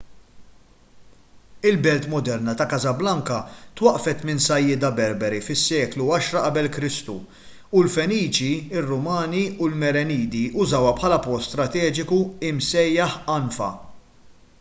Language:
Maltese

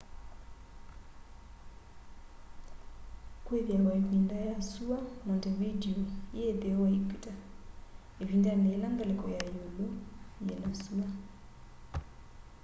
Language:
Kamba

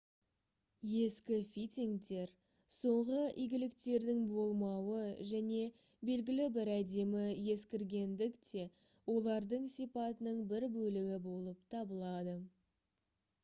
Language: Kazakh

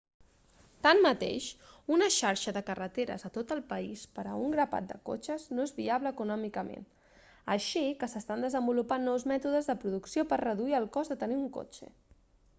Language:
Catalan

